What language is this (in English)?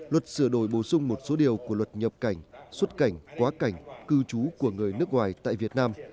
Vietnamese